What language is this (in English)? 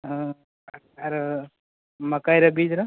Maithili